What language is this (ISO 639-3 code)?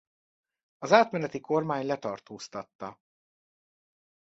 hun